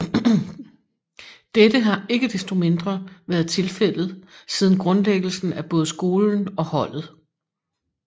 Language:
Danish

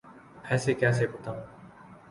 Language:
Urdu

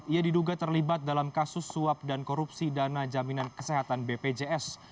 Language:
Indonesian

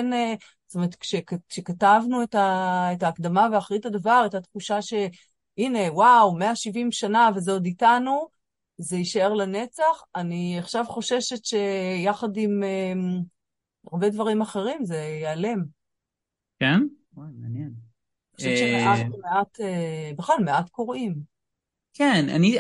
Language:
Hebrew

